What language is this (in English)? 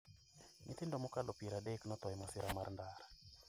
Luo (Kenya and Tanzania)